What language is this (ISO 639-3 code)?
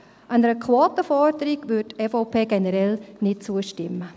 gsw